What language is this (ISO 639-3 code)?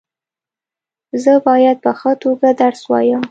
pus